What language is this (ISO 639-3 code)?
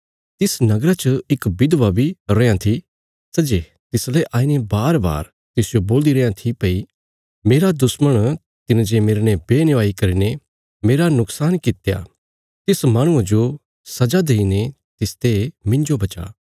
kfs